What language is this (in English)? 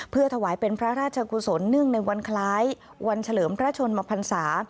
Thai